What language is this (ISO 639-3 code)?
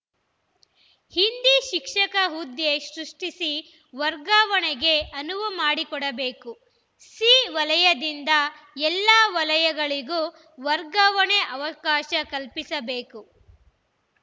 kan